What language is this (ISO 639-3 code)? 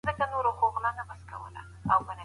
pus